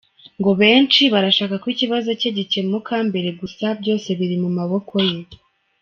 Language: Kinyarwanda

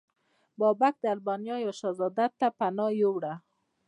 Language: Pashto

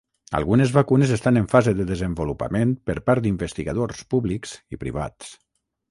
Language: Catalan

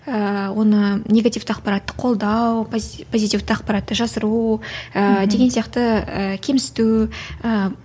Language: Kazakh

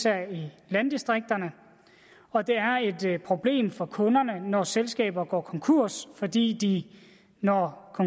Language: Danish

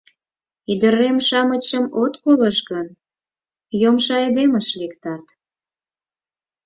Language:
Mari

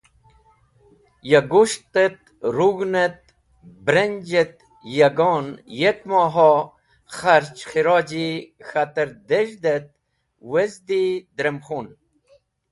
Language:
Wakhi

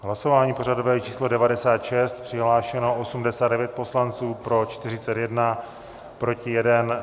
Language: Czech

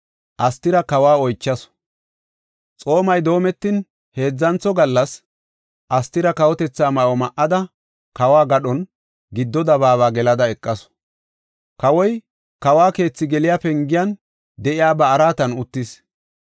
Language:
Gofa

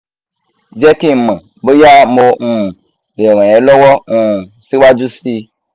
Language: Yoruba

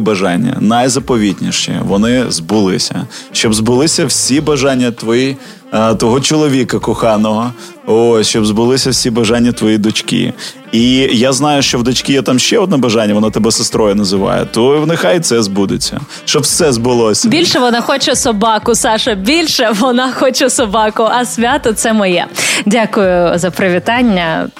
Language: Ukrainian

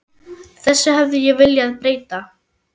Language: Icelandic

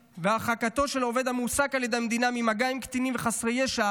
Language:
Hebrew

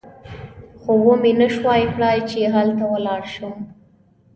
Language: Pashto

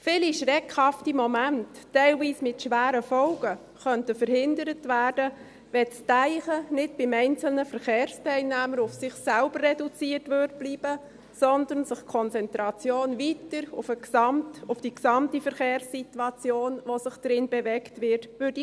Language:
Swiss German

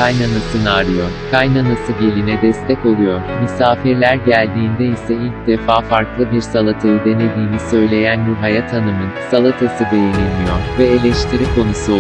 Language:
Turkish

